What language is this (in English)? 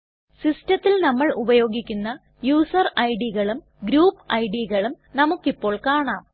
Malayalam